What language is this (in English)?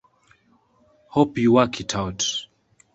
English